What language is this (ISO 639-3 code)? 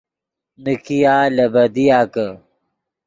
ydg